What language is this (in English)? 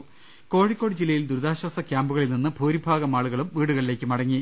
Malayalam